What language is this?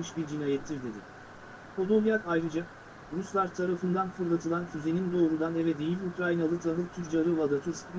Turkish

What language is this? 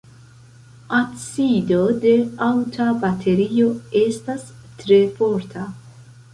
Esperanto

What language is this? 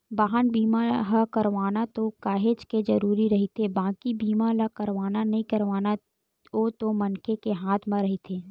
Chhattisgarhi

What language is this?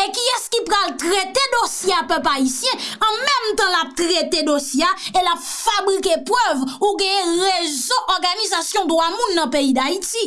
French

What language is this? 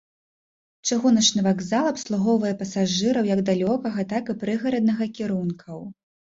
Belarusian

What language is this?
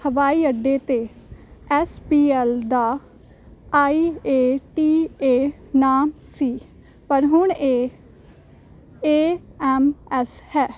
Punjabi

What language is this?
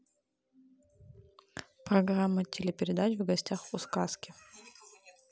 Russian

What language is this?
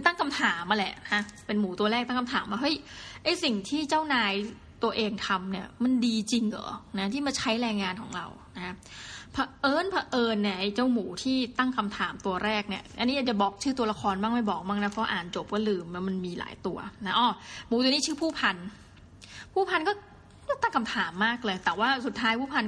Thai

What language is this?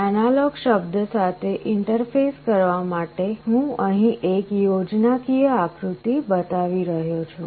Gujarati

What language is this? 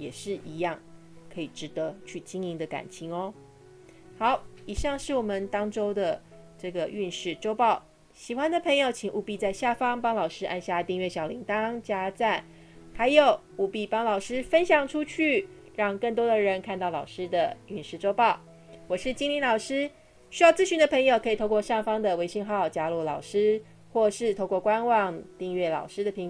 Chinese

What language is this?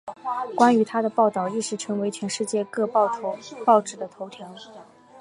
Chinese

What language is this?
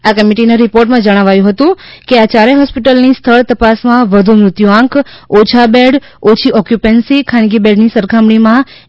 Gujarati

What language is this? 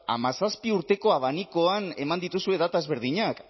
Basque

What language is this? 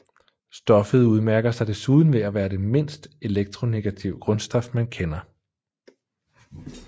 Danish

